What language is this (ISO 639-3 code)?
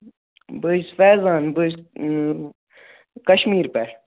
kas